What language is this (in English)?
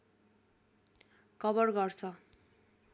Nepali